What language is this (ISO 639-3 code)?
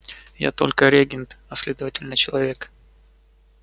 rus